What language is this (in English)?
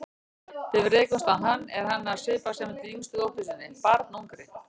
Icelandic